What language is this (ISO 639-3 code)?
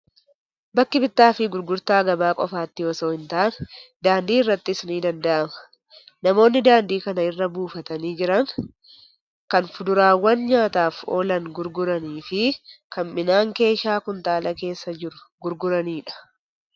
orm